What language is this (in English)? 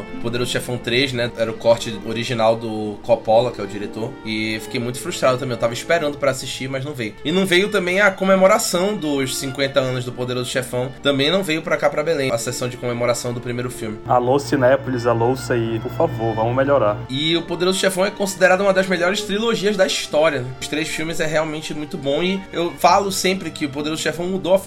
Portuguese